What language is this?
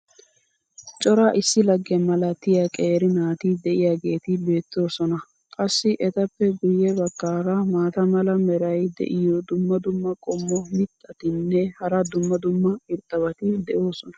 Wolaytta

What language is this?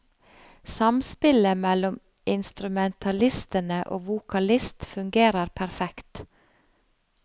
Norwegian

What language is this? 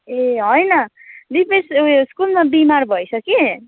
Nepali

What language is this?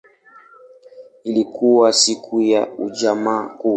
Swahili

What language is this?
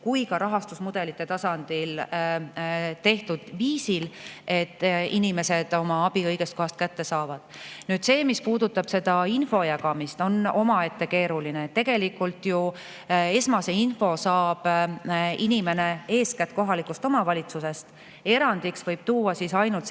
Estonian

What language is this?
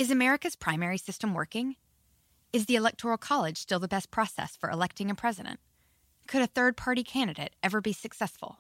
Spanish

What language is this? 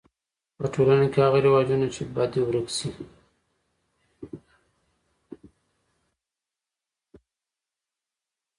Pashto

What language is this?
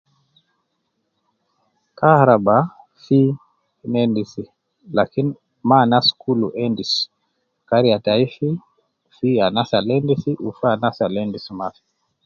Nubi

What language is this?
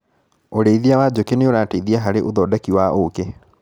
Kikuyu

